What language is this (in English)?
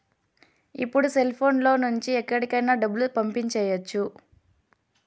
Telugu